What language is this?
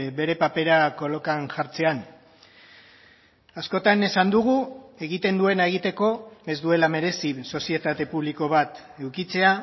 Basque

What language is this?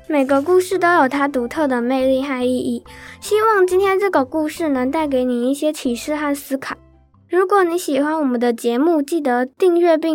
Chinese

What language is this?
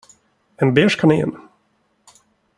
Swedish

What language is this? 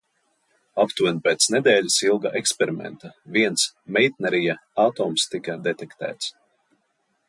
Latvian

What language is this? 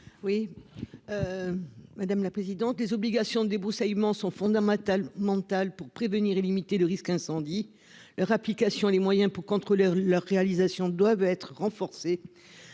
French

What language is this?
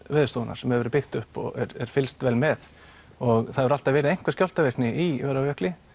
Icelandic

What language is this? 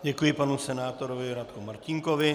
Czech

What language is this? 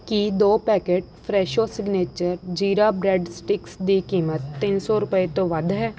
Punjabi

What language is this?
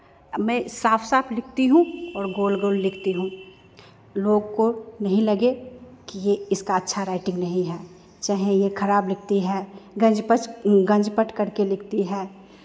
Hindi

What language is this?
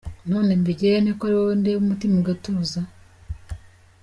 Kinyarwanda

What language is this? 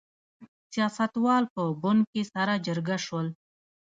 Pashto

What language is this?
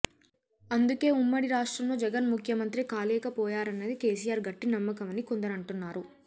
Telugu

